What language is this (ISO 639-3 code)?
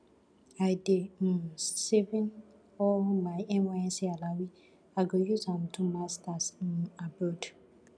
pcm